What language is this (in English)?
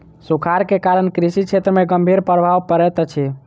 Maithili